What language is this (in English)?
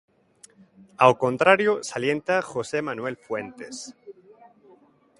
Galician